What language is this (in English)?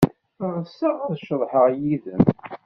Kabyle